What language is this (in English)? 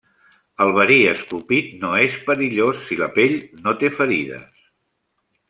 Catalan